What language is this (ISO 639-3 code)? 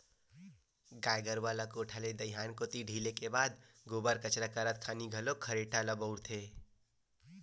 hne